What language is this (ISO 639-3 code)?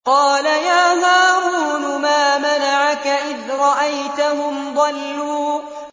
ara